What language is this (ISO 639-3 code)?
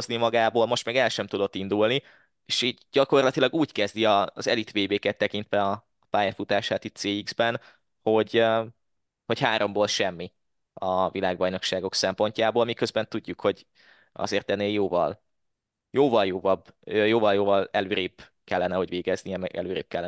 hun